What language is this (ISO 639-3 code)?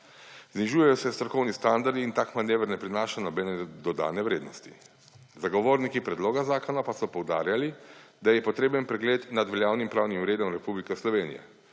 slv